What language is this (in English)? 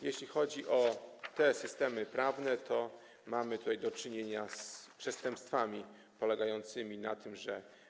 Polish